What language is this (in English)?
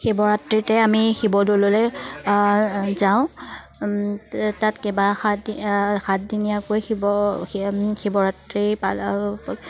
Assamese